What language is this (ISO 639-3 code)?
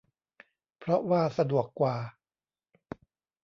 tha